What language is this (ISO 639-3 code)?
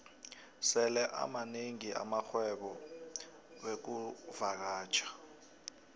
nbl